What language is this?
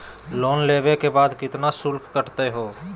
Magahi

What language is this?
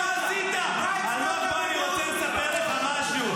Hebrew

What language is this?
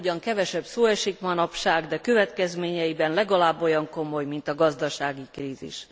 Hungarian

